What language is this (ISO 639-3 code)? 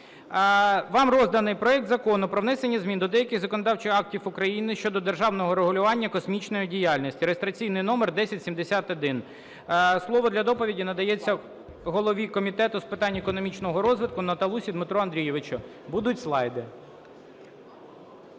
ukr